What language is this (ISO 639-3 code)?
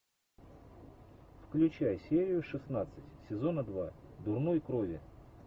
rus